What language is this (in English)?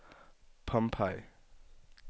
Danish